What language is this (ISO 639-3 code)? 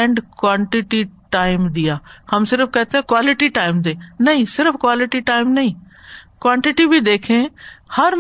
urd